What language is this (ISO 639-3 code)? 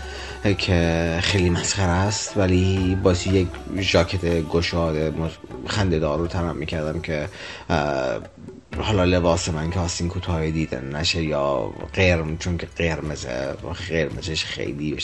fas